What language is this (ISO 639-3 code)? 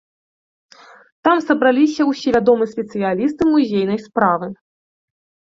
bel